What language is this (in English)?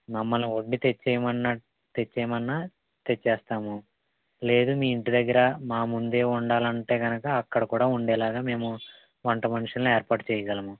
Telugu